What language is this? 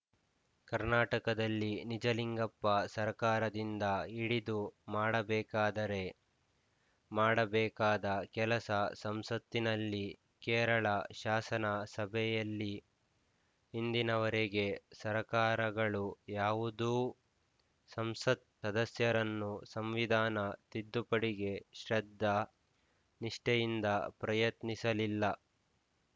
Kannada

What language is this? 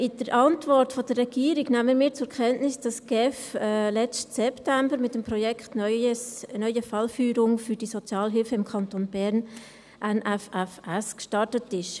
Swiss German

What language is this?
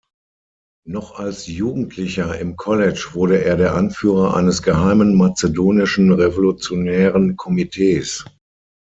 German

